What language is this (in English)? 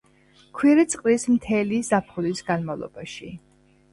Georgian